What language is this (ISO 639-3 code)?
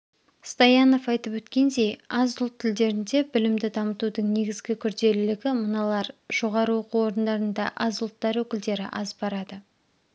kaz